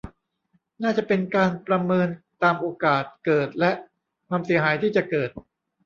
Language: Thai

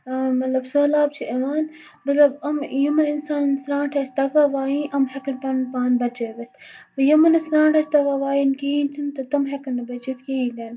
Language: Kashmiri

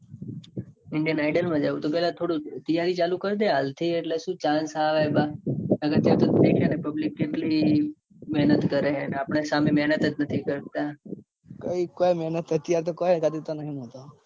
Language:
Gujarati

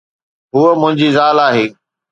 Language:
Sindhi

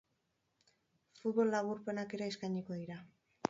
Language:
Basque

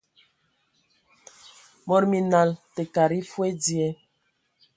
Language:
Ewondo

